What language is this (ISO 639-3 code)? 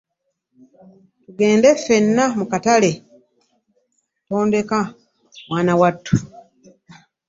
lug